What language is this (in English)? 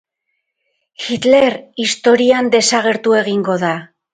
Basque